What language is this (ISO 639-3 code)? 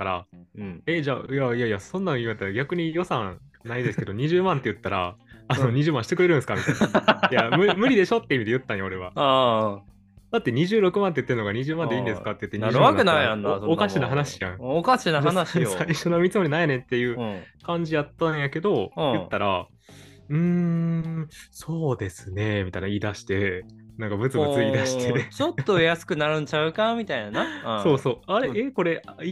jpn